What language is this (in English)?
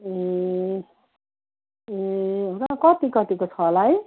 Nepali